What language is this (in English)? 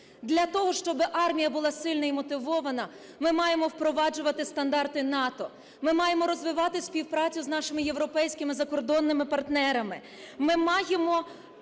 Ukrainian